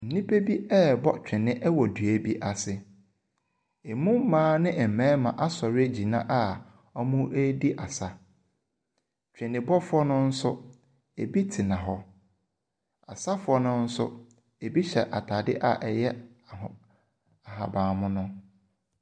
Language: Akan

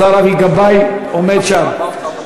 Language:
Hebrew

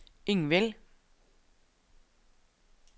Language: Norwegian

